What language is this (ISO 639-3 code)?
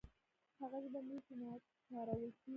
pus